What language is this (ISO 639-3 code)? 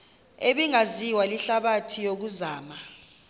xho